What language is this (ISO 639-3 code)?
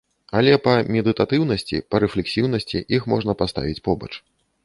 bel